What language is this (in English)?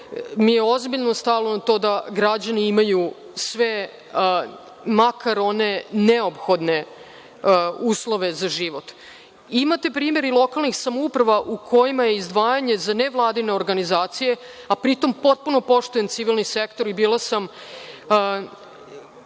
Serbian